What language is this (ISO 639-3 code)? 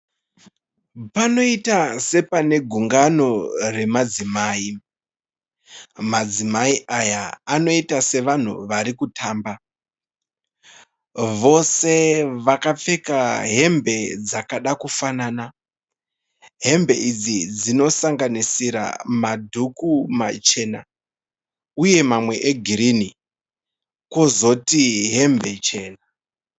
sna